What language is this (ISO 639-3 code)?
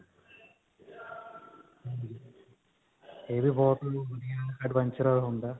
pan